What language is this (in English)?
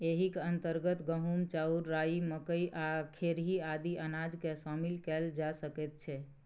Maithili